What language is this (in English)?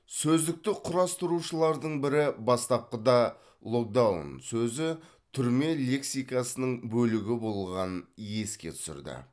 Kazakh